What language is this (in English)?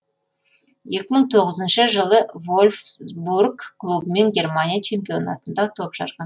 Kazakh